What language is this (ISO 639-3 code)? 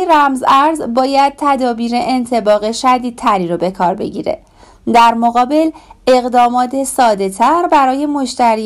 fas